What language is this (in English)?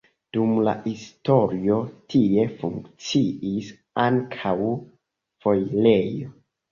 Esperanto